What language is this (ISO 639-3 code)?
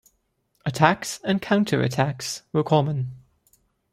eng